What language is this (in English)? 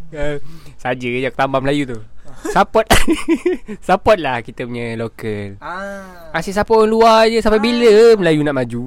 Malay